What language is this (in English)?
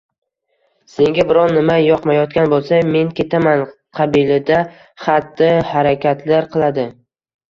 Uzbek